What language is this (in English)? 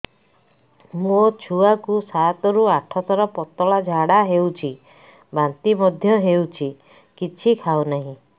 Odia